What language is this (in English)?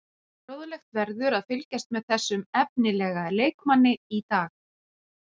Icelandic